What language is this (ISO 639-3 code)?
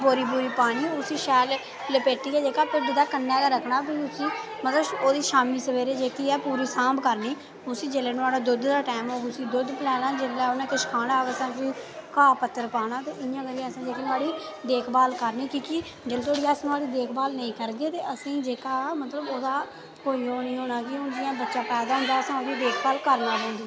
doi